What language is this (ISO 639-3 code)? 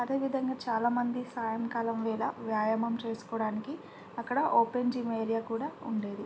tel